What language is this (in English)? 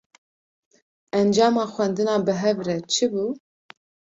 Kurdish